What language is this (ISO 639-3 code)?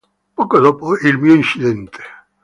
ita